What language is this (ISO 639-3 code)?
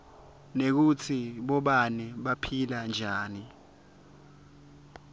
ssw